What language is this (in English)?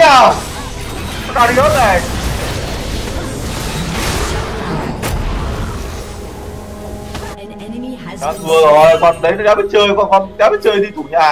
Vietnamese